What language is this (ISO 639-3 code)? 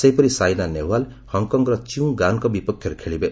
ori